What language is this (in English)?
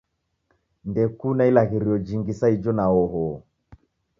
Taita